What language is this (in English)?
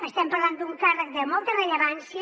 Catalan